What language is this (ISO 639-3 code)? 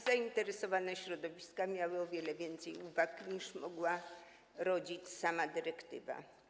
pol